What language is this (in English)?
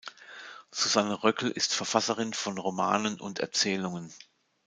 German